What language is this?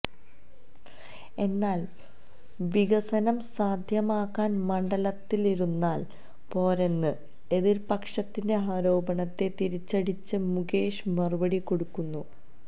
Malayalam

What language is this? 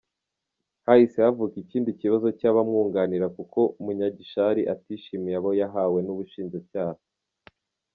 Kinyarwanda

